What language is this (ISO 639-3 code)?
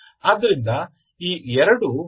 kan